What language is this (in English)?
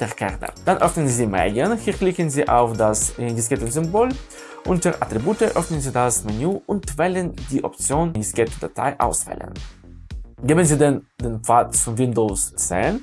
German